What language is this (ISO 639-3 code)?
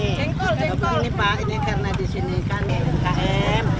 ind